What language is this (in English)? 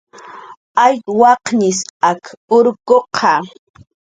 Jaqaru